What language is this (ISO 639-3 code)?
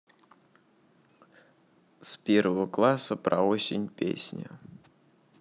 rus